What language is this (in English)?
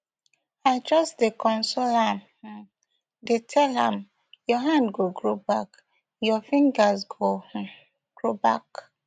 Nigerian Pidgin